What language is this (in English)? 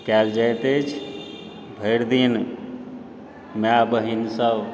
Maithili